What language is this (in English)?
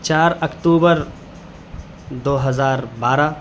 Urdu